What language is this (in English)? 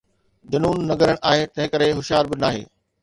Sindhi